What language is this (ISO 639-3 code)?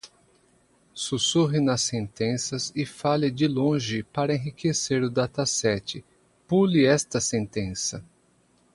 por